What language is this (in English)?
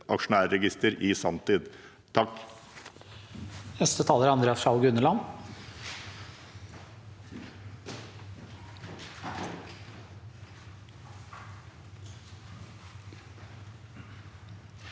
Norwegian